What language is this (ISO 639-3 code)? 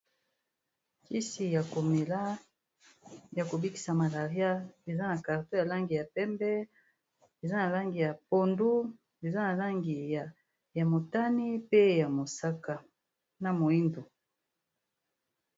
lin